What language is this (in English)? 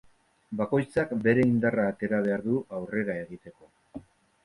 Basque